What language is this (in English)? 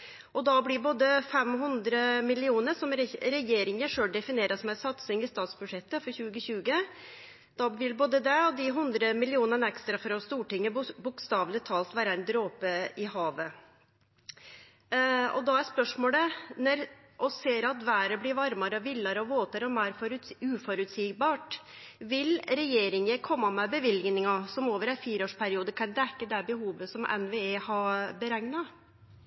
Norwegian Nynorsk